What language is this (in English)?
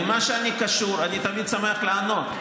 Hebrew